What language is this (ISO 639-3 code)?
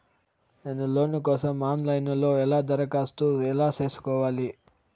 tel